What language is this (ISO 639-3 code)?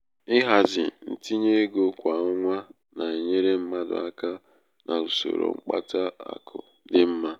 ibo